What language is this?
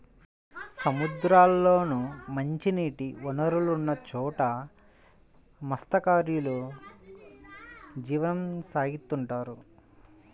Telugu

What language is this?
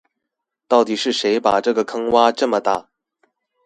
Chinese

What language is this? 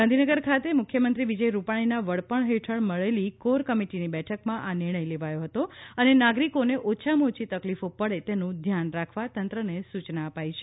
Gujarati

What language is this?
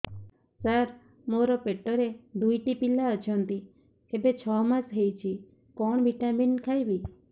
Odia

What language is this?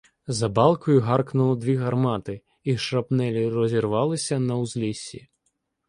Ukrainian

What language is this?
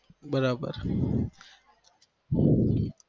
Gujarati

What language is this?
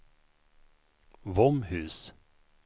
Swedish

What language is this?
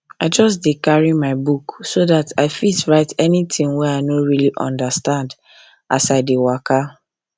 Nigerian Pidgin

